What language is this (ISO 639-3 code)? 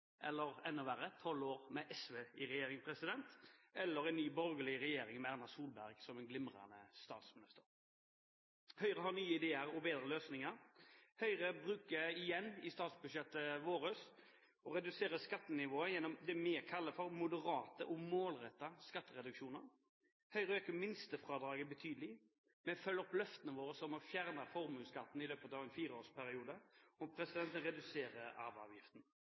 nob